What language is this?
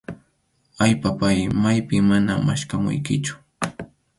Arequipa-La Unión Quechua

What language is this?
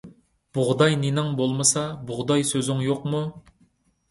Uyghur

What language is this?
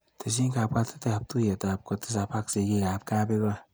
Kalenjin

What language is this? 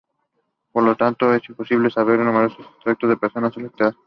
Spanish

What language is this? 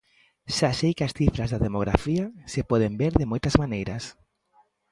Galician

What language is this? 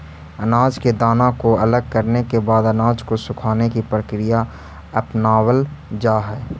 Magahi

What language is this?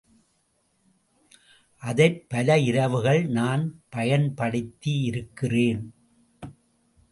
Tamil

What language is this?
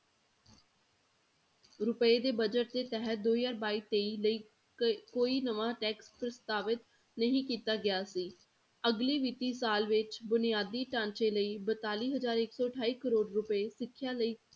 Punjabi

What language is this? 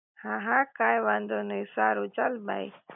Gujarati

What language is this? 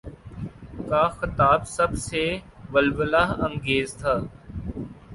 Urdu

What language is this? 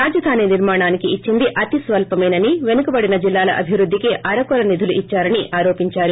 Telugu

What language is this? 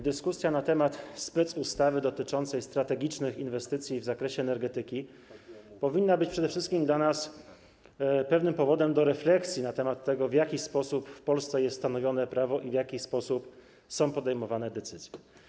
Polish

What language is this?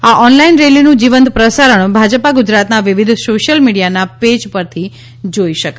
Gujarati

